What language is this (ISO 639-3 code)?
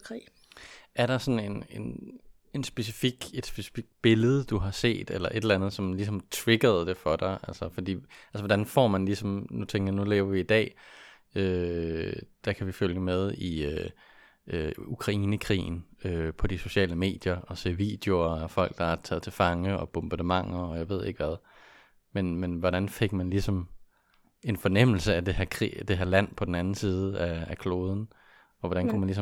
dan